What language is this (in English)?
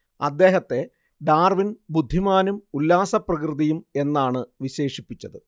Malayalam